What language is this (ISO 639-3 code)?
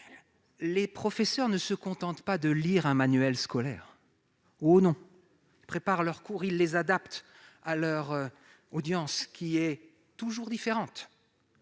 fra